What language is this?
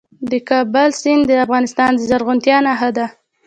Pashto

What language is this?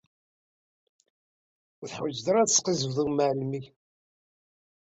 Kabyle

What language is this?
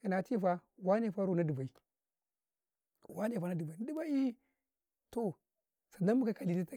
Karekare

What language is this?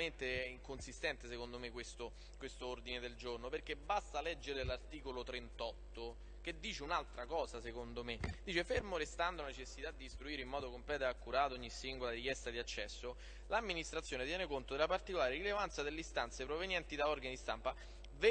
Italian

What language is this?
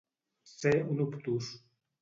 Catalan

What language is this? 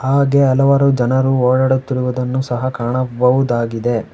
Kannada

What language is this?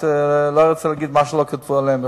Hebrew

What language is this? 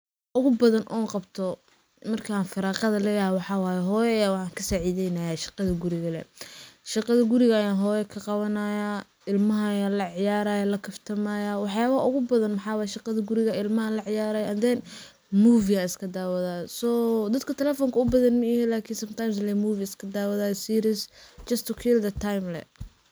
Somali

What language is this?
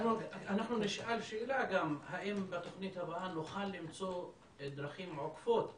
Hebrew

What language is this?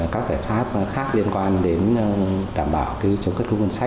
Vietnamese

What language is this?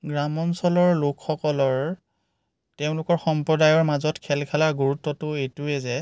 Assamese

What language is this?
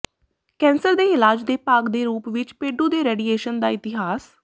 Punjabi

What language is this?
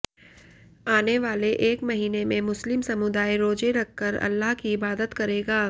Hindi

